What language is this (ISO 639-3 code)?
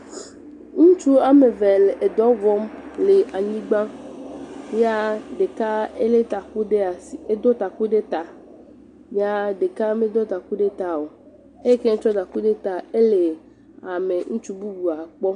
ewe